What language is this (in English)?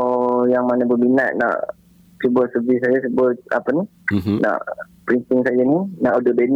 Malay